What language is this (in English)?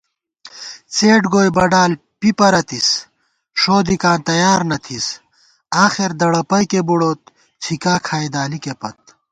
Gawar-Bati